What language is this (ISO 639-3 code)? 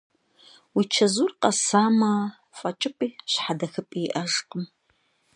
kbd